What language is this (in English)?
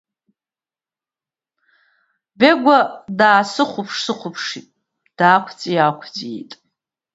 Abkhazian